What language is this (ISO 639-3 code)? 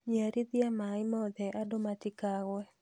kik